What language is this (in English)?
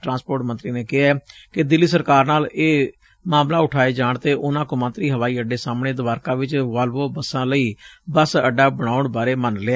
Punjabi